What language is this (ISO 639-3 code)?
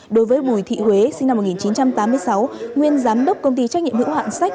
vie